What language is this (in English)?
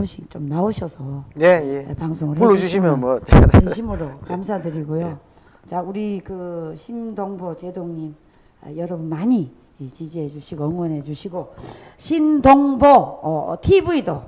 Korean